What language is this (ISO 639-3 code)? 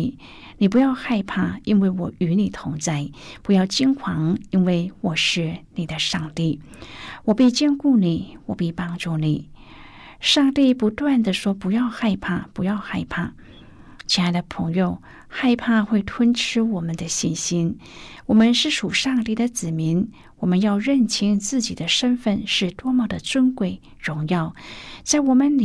zho